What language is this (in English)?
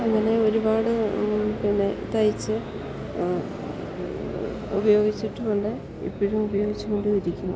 Malayalam